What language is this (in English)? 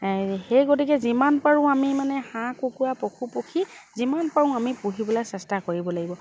Assamese